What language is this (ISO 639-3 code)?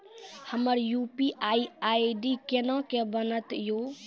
mai